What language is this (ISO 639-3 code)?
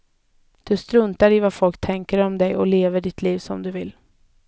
swe